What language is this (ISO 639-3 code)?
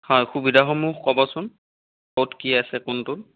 asm